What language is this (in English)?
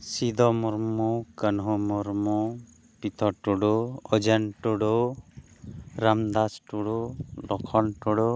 Santali